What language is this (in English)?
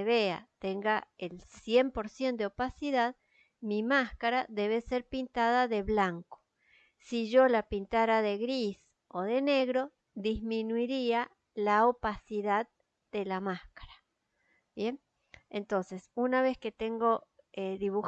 Spanish